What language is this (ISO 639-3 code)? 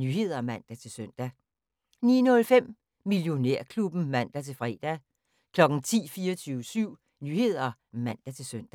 dan